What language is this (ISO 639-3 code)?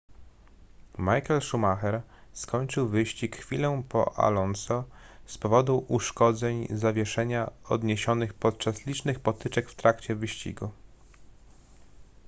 pol